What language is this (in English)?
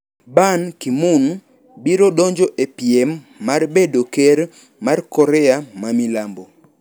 Luo (Kenya and Tanzania)